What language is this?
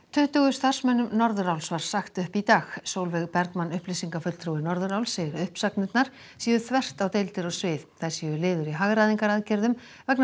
Icelandic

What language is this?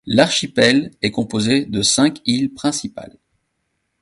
French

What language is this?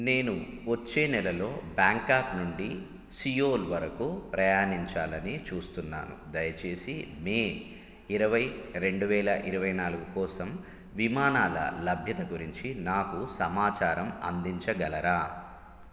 Telugu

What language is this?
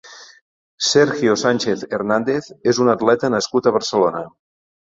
Catalan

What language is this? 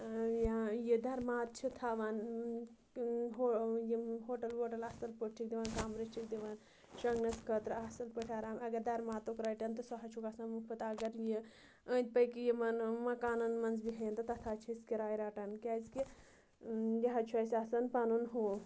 Kashmiri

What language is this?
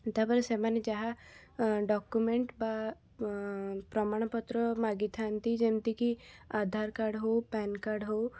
Odia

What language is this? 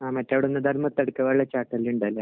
Malayalam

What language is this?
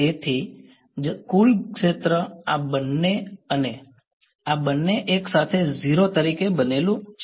Gujarati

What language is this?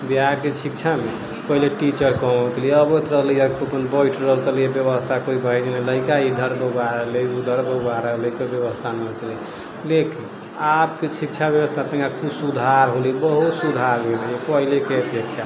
Maithili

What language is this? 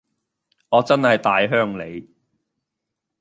Cantonese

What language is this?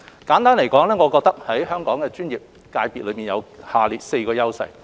Cantonese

